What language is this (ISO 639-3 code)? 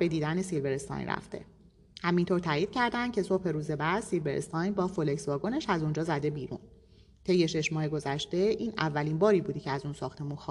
fas